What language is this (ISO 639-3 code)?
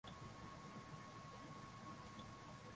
swa